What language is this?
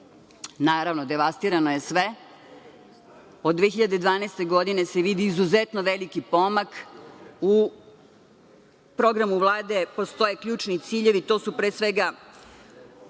Serbian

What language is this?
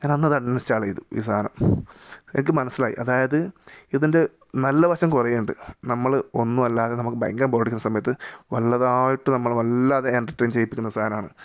Malayalam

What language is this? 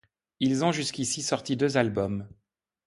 French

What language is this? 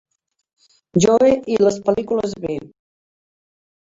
Catalan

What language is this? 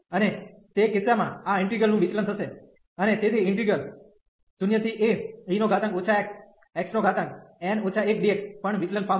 Gujarati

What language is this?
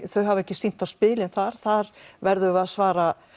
Icelandic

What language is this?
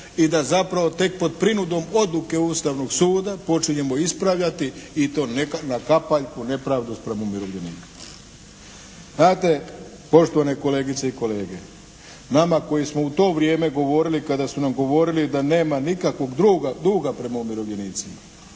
Croatian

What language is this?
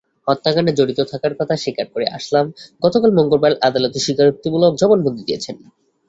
Bangla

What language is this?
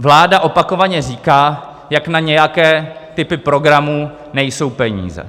Czech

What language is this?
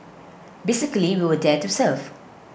English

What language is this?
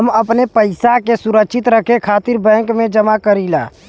Bhojpuri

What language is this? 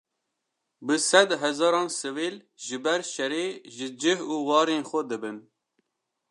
Kurdish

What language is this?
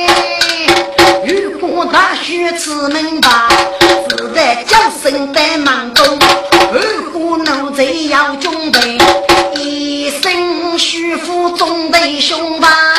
Chinese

